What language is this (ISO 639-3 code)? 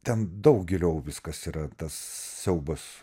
lit